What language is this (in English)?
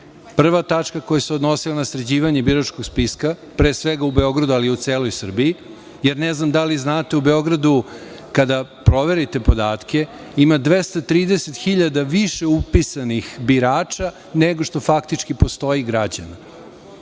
Serbian